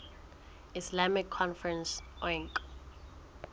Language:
Southern Sotho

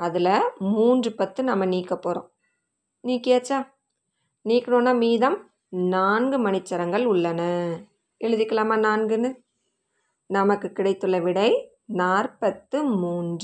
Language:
Tamil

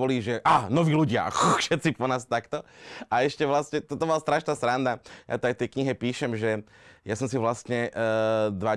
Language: Slovak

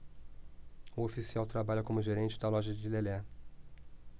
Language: Portuguese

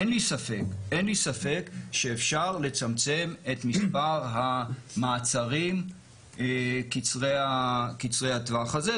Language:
Hebrew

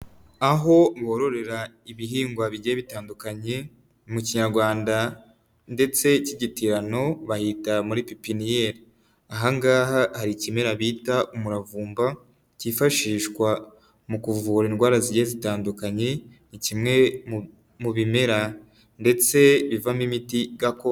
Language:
Kinyarwanda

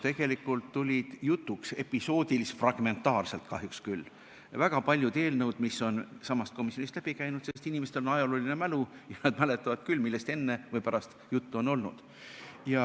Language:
Estonian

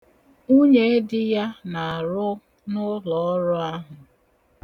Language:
Igbo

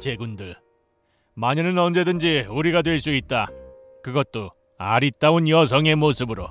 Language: Korean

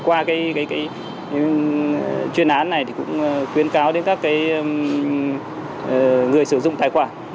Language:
Vietnamese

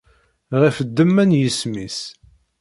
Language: Kabyle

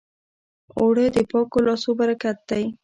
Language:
Pashto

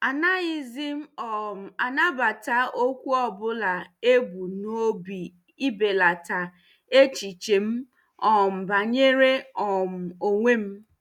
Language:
Igbo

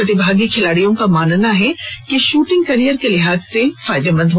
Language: Hindi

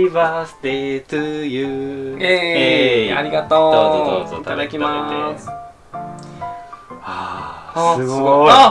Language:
Japanese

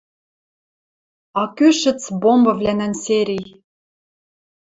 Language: Western Mari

